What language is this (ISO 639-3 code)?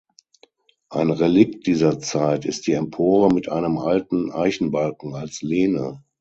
deu